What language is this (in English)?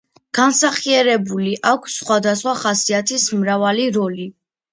Georgian